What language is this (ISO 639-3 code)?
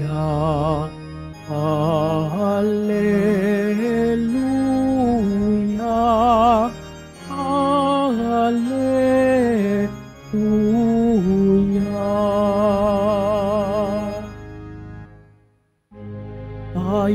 fil